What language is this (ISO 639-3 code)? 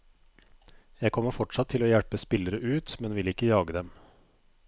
nor